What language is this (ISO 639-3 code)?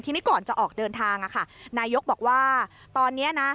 tha